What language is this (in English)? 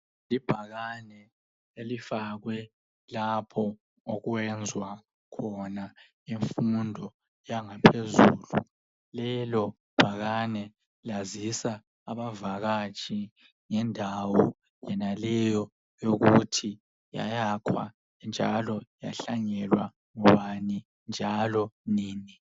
North Ndebele